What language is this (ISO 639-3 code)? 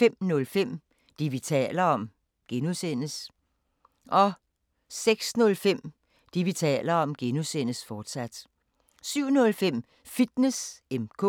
dan